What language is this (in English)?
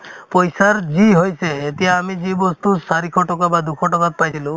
Assamese